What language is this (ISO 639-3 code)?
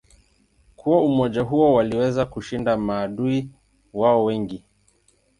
swa